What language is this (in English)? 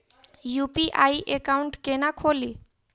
Maithili